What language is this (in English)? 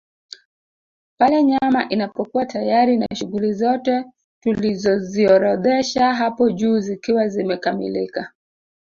Swahili